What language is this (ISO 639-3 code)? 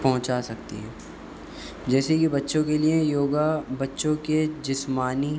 urd